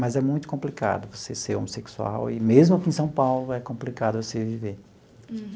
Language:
Portuguese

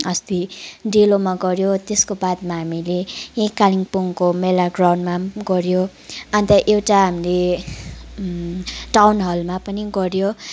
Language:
Nepali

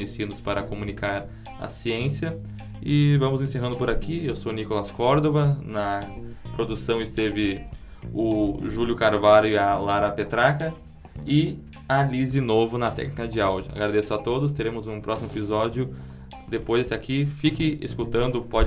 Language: Portuguese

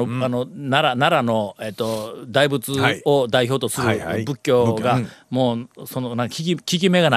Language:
Japanese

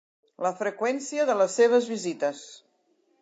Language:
Catalan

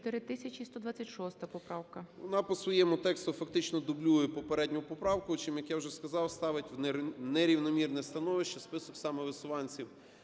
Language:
Ukrainian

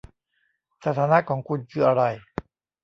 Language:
Thai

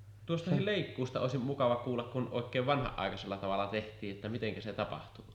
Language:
Finnish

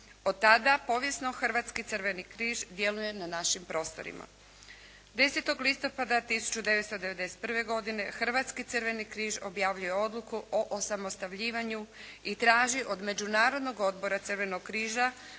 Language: Croatian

